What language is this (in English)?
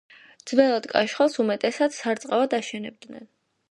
Georgian